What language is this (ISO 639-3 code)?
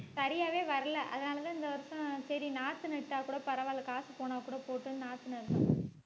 tam